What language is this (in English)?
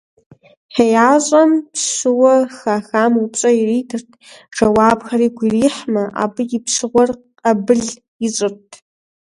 Kabardian